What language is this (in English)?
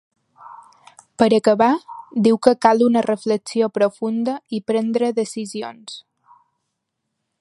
Catalan